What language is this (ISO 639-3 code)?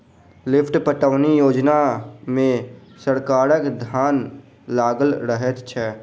mai